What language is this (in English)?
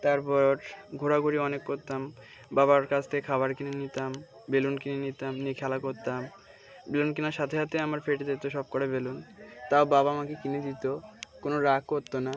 Bangla